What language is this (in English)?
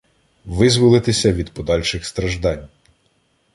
Ukrainian